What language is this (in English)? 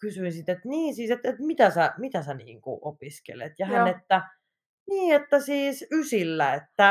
Finnish